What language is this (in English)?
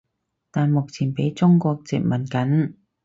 Cantonese